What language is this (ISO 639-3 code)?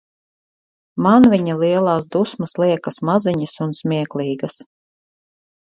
lav